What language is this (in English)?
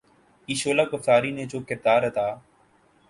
Urdu